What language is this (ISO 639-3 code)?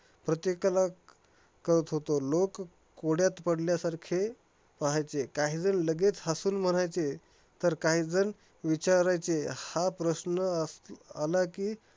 mar